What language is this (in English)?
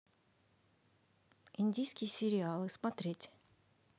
Russian